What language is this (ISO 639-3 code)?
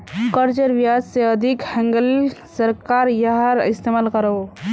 mag